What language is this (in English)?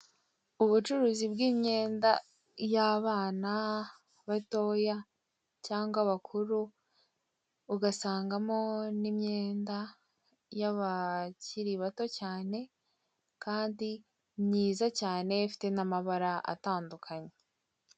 Kinyarwanda